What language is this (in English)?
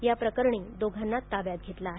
Marathi